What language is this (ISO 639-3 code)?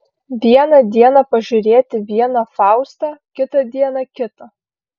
lit